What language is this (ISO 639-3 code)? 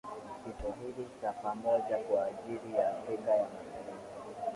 swa